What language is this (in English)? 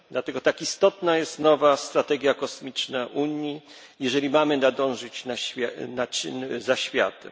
Polish